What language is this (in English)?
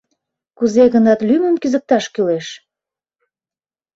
Mari